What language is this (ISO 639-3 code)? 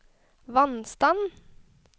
nor